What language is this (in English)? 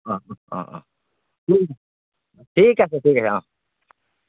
Assamese